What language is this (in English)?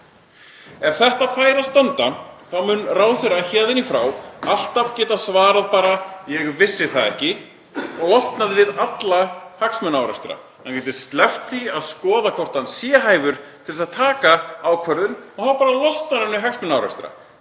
Icelandic